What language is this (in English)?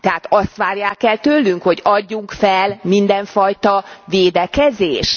Hungarian